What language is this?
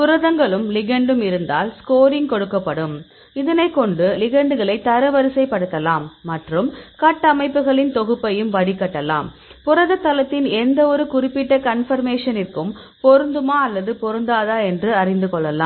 Tamil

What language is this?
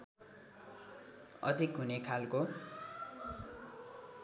Nepali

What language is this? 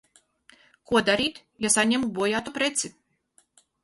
Latvian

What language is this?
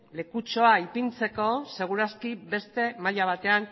Basque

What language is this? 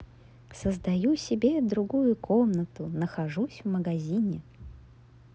Russian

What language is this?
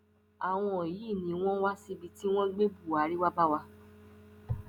Yoruba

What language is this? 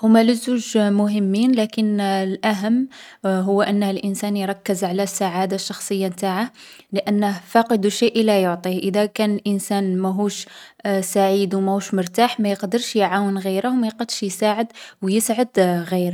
Algerian Arabic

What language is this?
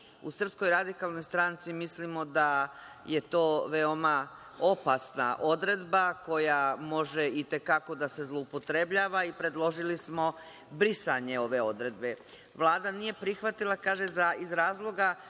Serbian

